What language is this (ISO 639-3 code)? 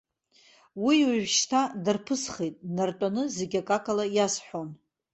abk